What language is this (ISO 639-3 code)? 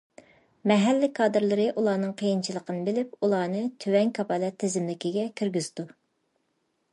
uig